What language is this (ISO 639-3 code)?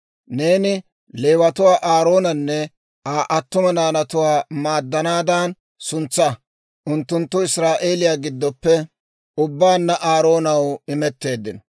dwr